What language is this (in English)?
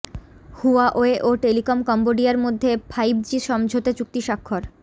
Bangla